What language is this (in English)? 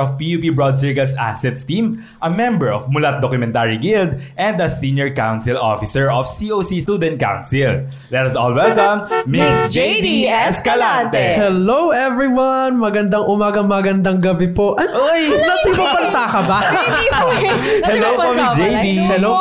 Filipino